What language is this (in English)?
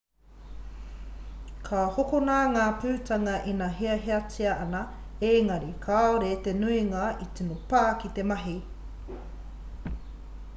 Māori